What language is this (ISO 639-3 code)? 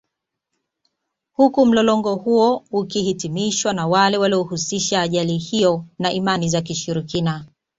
swa